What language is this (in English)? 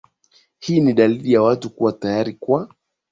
Swahili